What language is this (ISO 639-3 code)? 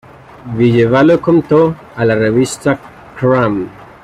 spa